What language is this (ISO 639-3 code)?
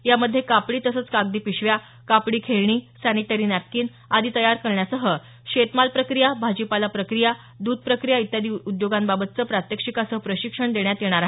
mar